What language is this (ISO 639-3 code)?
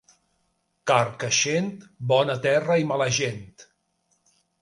cat